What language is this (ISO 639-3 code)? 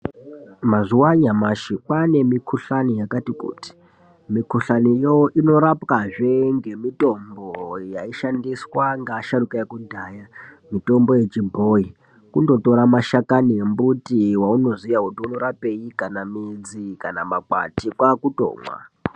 ndc